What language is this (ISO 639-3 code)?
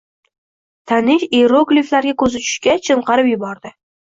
uzb